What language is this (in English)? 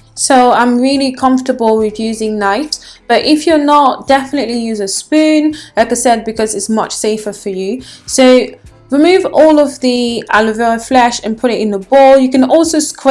English